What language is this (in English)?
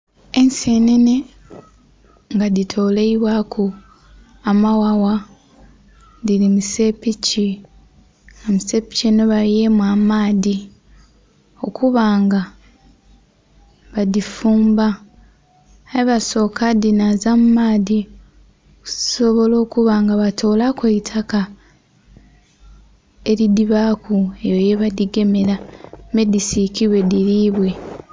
Soga